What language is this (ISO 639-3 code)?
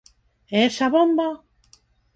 glg